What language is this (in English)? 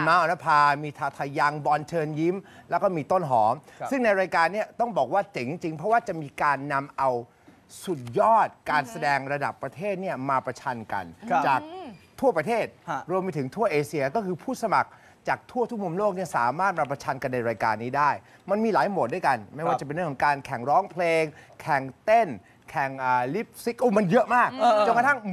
Thai